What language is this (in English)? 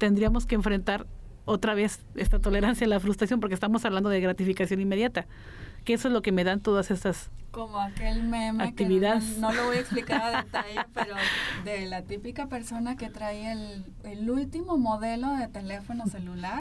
Spanish